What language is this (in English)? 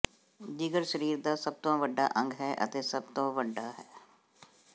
Punjabi